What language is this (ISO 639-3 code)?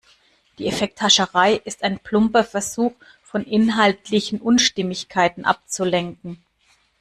deu